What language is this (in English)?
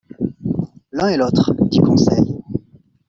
French